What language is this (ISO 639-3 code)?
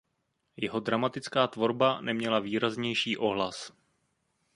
ces